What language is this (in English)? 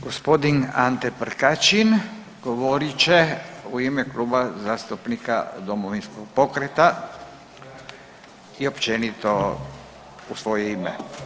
Croatian